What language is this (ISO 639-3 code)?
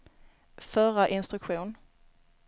swe